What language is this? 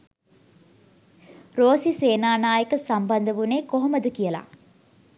Sinhala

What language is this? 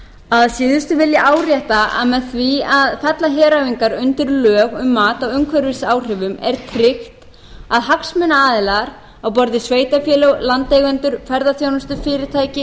Icelandic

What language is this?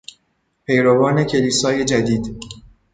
Persian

